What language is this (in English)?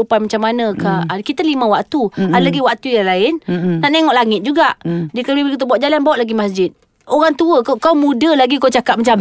Malay